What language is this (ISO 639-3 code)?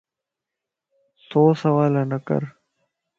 lss